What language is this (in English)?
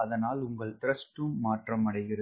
Tamil